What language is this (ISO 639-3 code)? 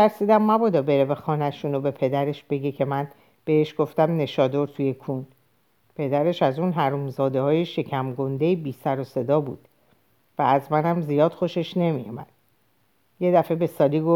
fas